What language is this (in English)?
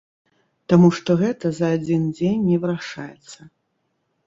Belarusian